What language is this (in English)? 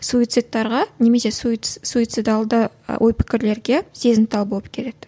Kazakh